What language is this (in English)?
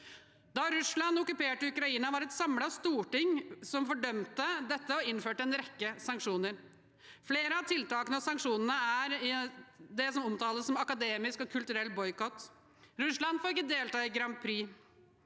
Norwegian